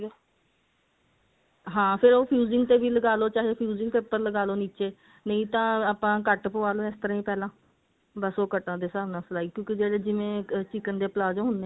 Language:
Punjabi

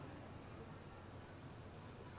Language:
Indonesian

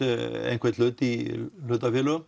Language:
Icelandic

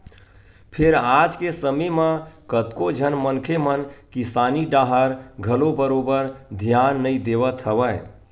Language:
Chhattisgarhi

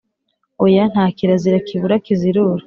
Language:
Kinyarwanda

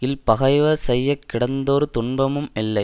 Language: Tamil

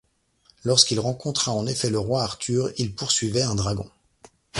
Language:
French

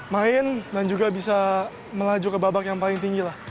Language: Indonesian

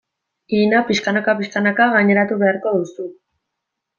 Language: Basque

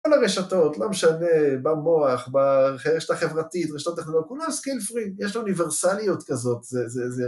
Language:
Hebrew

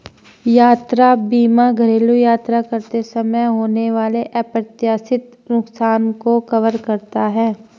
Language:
Hindi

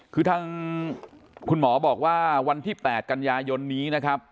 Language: Thai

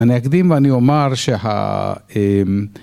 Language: Hebrew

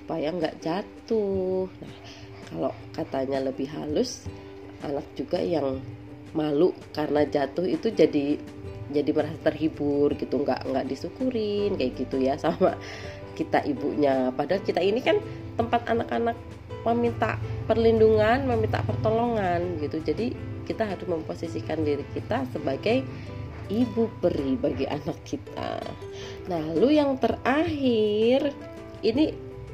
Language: Indonesian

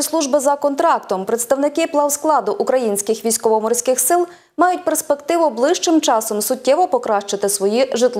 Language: Ukrainian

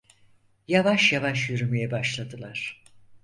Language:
Turkish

